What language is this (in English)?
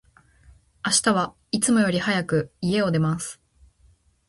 Japanese